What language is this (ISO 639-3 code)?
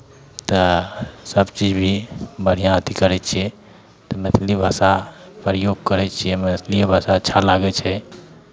mai